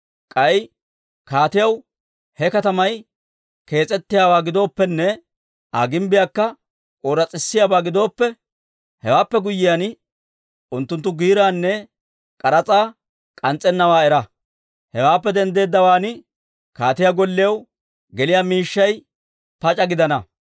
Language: Dawro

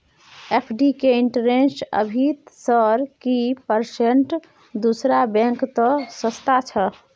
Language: Maithili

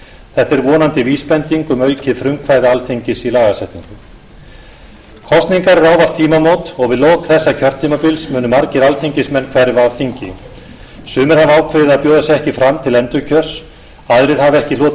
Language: Icelandic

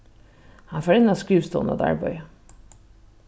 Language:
Faroese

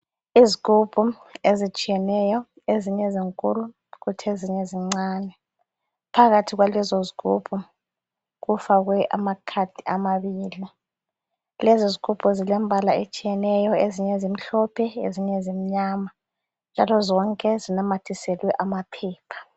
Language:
North Ndebele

